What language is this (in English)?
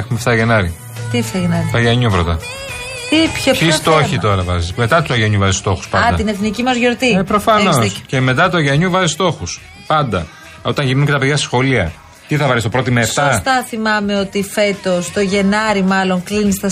Greek